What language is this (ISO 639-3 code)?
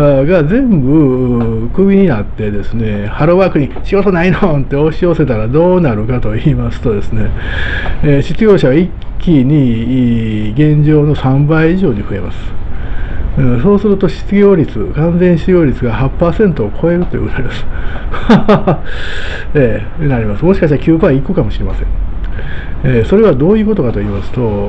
jpn